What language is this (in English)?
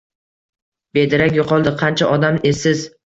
Uzbek